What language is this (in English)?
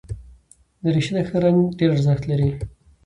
Pashto